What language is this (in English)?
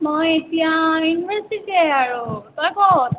Assamese